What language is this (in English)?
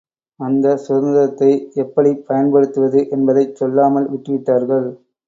Tamil